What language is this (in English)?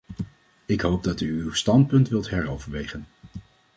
Dutch